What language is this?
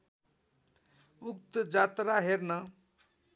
Nepali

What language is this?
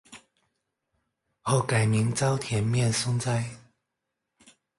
Chinese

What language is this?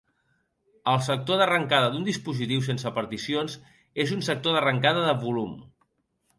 Catalan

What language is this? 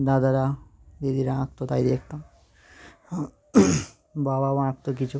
Bangla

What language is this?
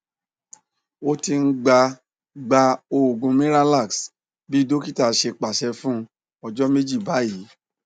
Yoruba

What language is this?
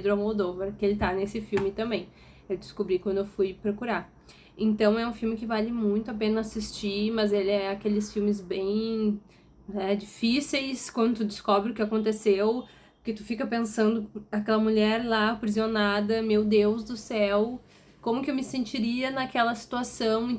Portuguese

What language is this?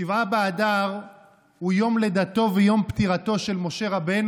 Hebrew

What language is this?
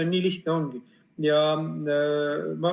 Estonian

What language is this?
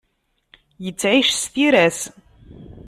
Kabyle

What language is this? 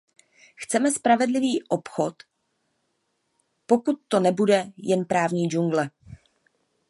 Czech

